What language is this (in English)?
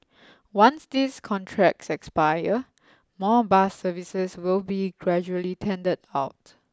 English